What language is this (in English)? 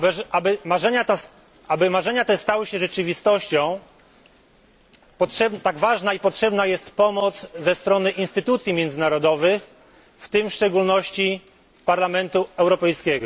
Polish